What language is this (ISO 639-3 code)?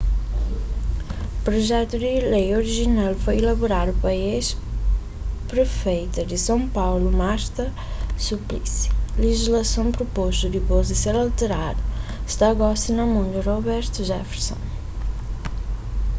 kea